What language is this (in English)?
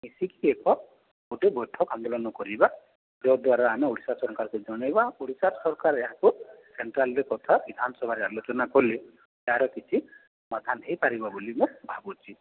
Odia